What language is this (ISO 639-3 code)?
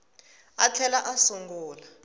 tso